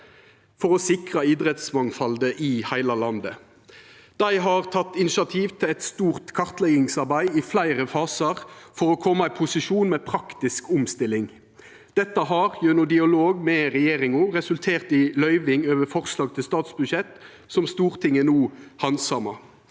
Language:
Norwegian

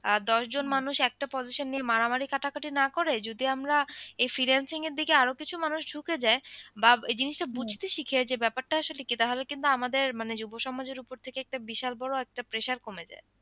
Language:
Bangla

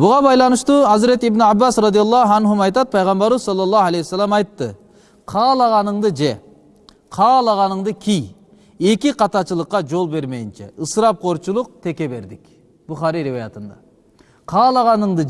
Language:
Turkish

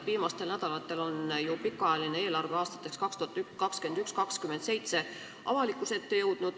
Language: Estonian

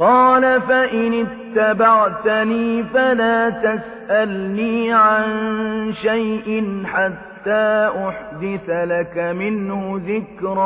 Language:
Arabic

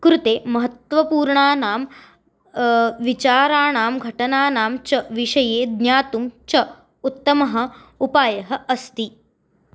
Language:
Sanskrit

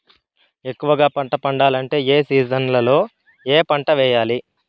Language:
Telugu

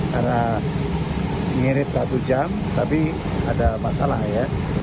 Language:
Indonesian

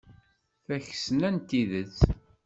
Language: Kabyle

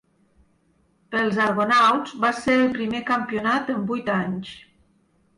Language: Catalan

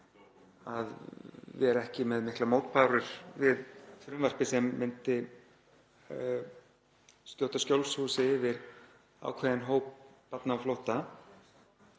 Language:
Icelandic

